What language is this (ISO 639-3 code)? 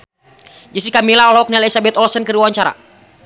sun